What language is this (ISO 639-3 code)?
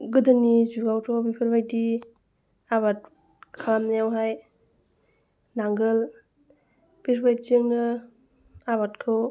brx